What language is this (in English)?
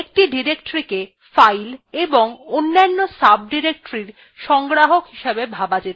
Bangla